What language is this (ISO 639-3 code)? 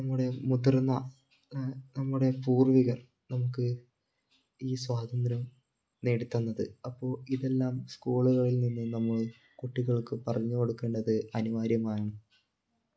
mal